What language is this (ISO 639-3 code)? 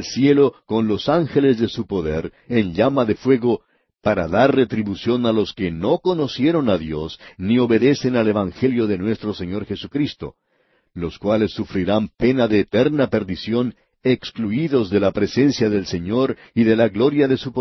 spa